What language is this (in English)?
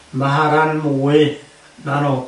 Welsh